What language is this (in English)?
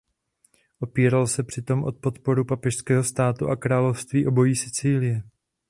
Czech